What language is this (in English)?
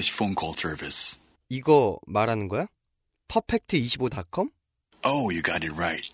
Korean